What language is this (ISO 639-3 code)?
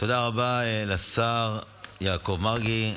heb